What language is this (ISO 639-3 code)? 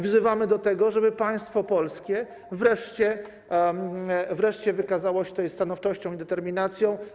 pol